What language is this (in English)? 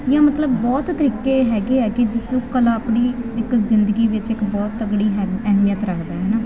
Punjabi